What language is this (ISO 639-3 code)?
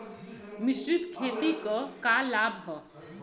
bho